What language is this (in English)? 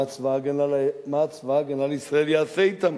Hebrew